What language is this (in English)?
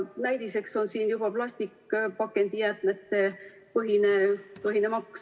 Estonian